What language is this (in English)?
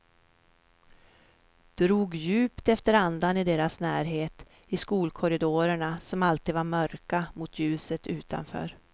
Swedish